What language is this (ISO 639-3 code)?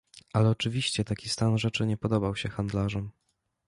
pol